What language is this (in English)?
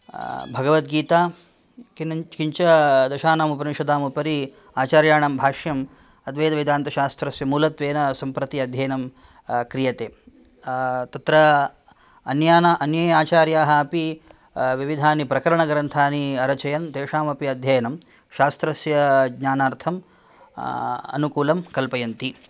Sanskrit